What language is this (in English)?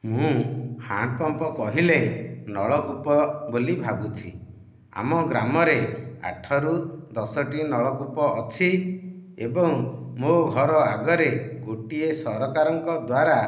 Odia